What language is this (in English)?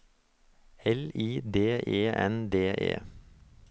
Norwegian